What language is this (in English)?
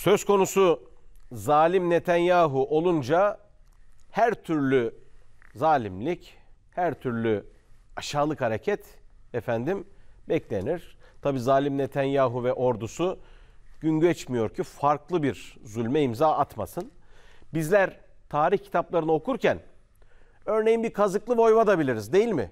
Turkish